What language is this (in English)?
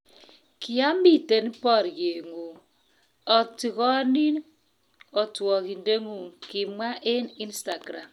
Kalenjin